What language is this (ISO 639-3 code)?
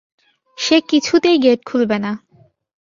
ben